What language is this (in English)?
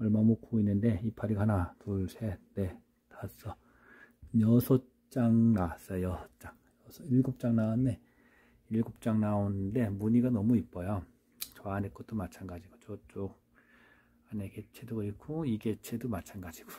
Korean